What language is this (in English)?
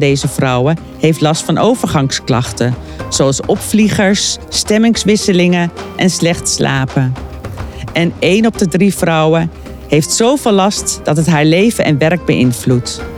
Dutch